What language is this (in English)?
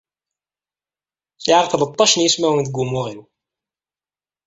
Kabyle